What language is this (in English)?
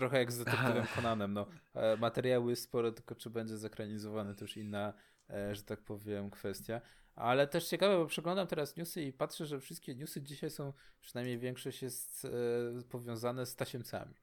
Polish